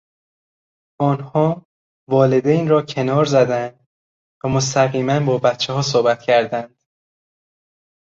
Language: Persian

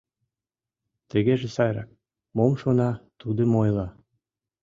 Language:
Mari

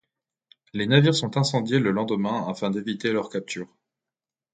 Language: French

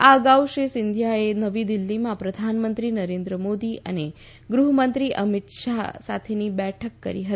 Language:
Gujarati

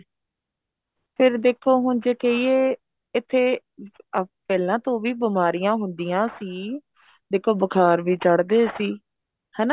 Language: Punjabi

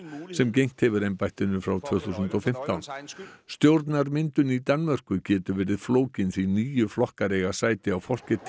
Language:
Icelandic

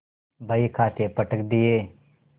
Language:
Hindi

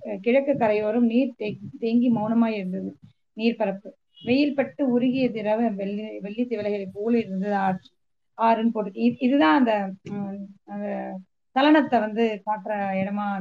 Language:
Tamil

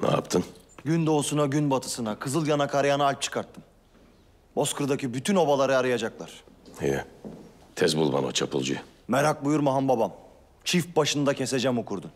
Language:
Turkish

